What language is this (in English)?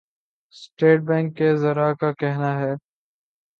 Urdu